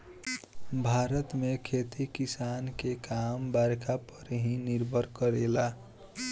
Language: Bhojpuri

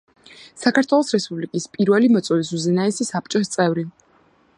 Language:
Georgian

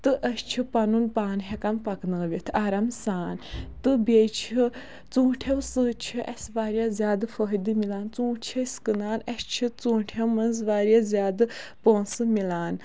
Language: Kashmiri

